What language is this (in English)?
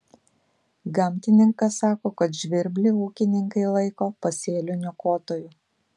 Lithuanian